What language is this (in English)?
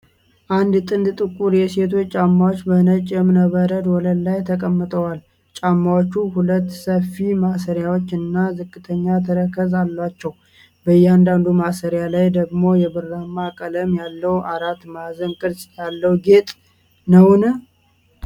Amharic